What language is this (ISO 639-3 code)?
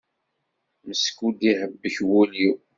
kab